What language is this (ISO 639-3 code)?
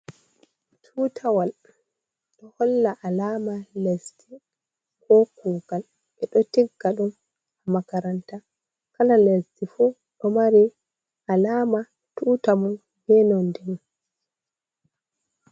ful